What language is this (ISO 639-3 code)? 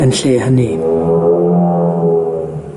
cym